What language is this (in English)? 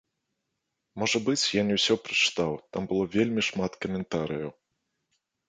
Belarusian